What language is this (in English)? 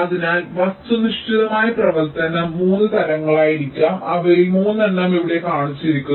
Malayalam